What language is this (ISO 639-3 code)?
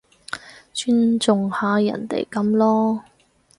yue